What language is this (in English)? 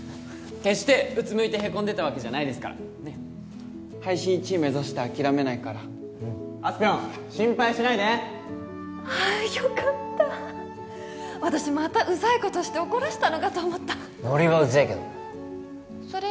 Japanese